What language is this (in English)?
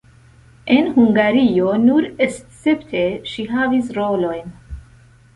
Esperanto